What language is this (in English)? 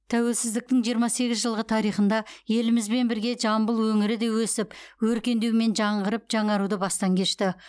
Kazakh